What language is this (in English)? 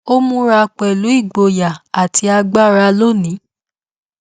Yoruba